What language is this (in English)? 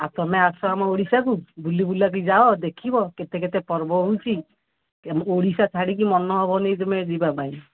Odia